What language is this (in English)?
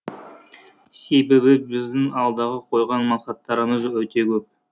Kazakh